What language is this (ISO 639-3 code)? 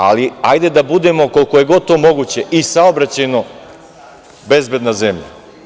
srp